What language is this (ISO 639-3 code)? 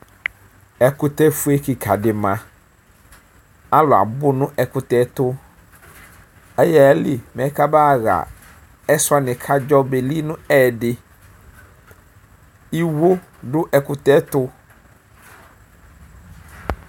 kpo